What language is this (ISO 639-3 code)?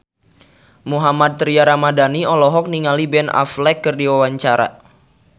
sun